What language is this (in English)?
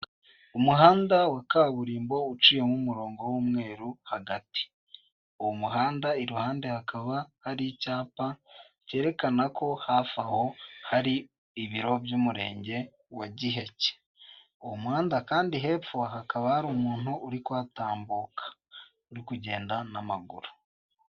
Kinyarwanda